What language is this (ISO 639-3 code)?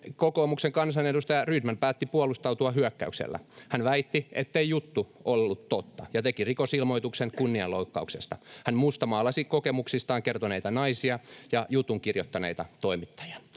fin